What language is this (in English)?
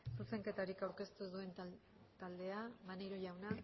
Basque